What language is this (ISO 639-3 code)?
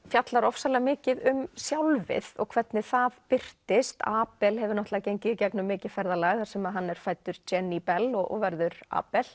isl